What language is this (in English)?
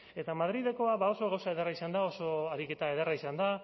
Basque